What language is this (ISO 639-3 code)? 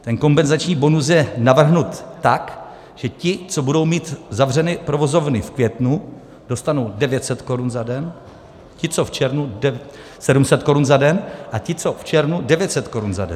ces